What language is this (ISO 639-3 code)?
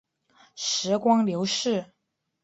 zho